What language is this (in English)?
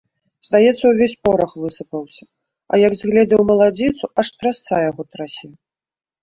Belarusian